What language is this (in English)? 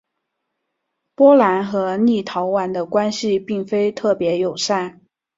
Chinese